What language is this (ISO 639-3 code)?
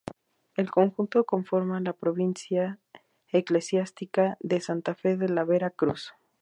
spa